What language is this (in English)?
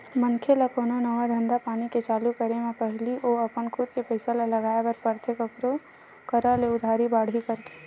Chhattisgarhi